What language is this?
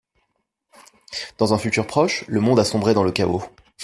French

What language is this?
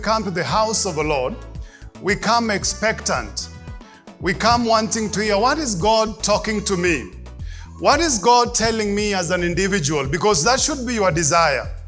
English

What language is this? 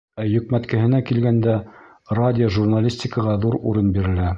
Bashkir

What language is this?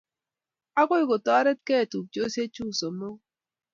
Kalenjin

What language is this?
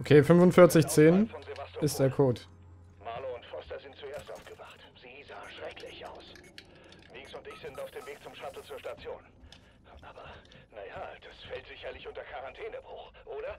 German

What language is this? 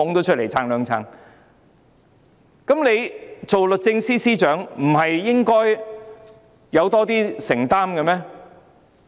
Cantonese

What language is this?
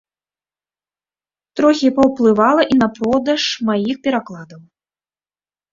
Belarusian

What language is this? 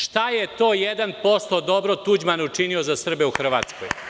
Serbian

